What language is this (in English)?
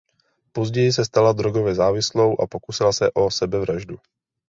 Czech